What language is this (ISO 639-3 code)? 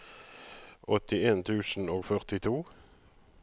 nor